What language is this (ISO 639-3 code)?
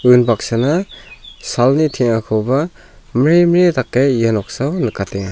grt